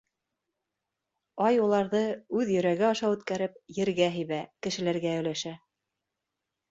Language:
Bashkir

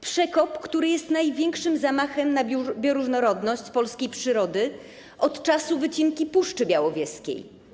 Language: Polish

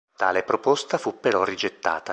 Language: Italian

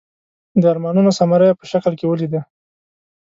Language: Pashto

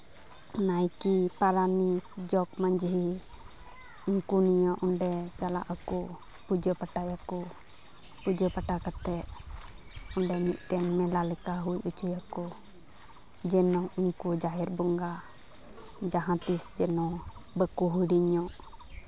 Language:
Santali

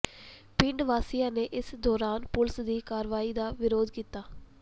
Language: Punjabi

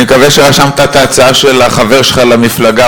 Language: Hebrew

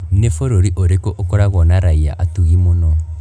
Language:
Kikuyu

